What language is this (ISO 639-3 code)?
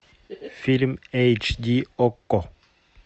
rus